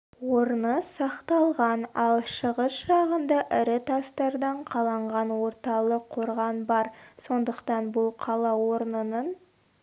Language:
Kazakh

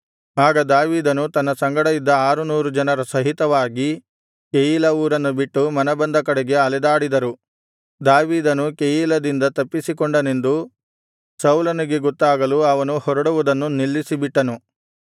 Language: Kannada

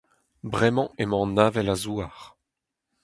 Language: Breton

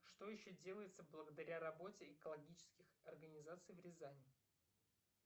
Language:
Russian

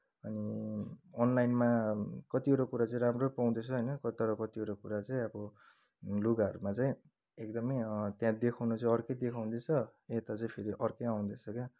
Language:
Nepali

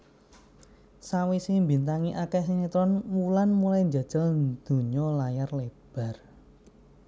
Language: Javanese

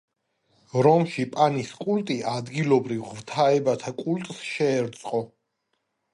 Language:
Georgian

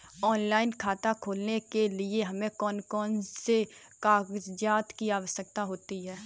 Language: Hindi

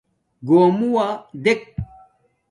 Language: Domaaki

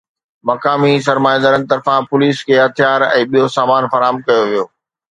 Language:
Sindhi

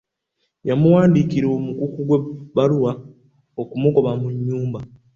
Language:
Ganda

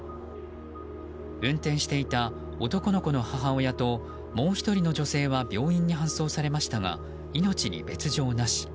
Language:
Japanese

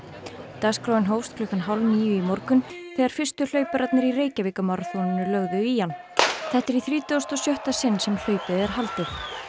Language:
Icelandic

